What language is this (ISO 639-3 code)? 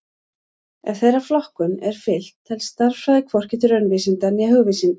isl